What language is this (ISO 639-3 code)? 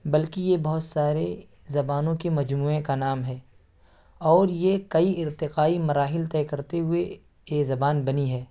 urd